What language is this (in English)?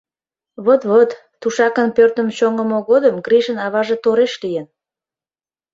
Mari